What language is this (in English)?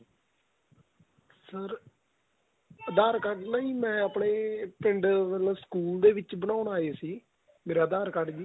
Punjabi